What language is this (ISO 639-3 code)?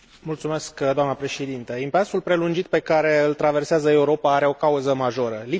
ron